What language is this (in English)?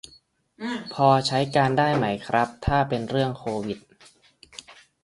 Thai